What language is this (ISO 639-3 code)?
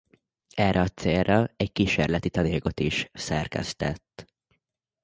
hun